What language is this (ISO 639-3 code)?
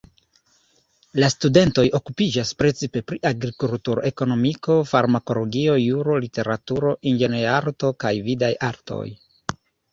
epo